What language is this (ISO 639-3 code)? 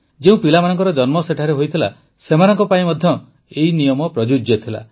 ori